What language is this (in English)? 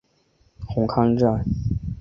Chinese